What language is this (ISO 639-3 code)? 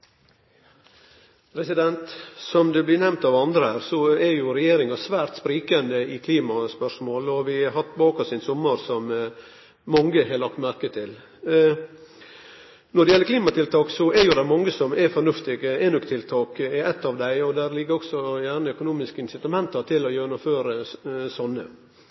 nno